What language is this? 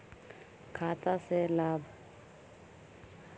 Magahi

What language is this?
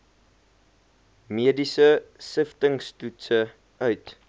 Afrikaans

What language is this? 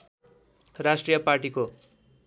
Nepali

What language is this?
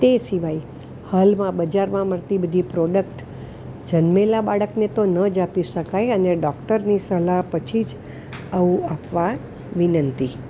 Gujarati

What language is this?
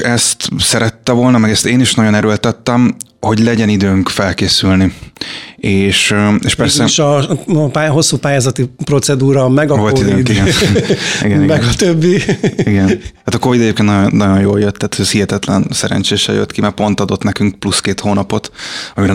Hungarian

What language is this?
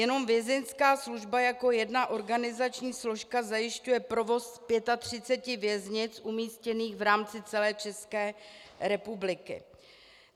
Czech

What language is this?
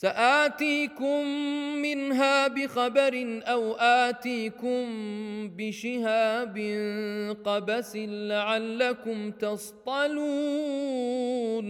Arabic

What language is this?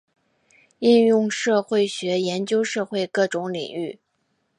Chinese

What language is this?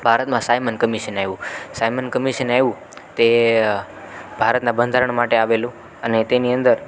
Gujarati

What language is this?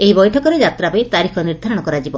Odia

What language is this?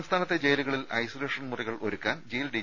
Malayalam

